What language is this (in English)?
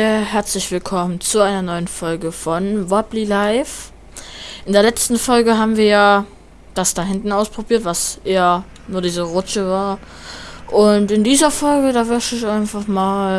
German